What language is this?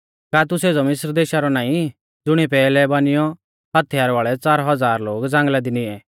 Mahasu Pahari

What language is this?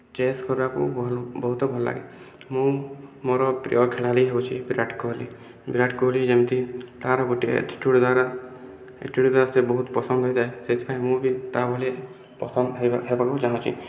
Odia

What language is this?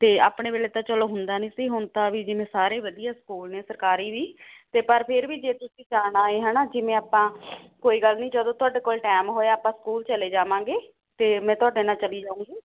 Punjabi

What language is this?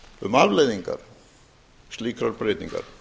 Icelandic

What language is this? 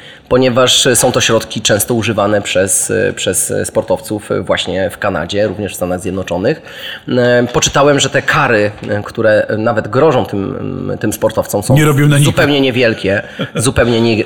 Polish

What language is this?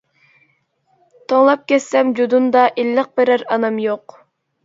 Uyghur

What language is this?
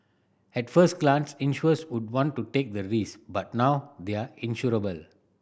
English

